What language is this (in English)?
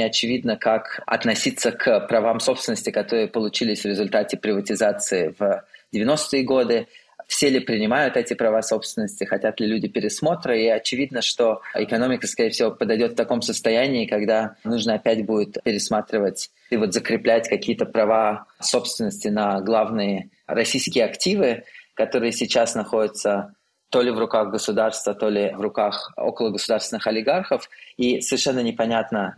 Russian